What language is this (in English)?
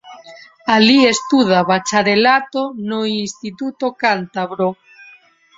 Galician